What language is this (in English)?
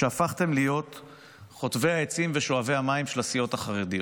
Hebrew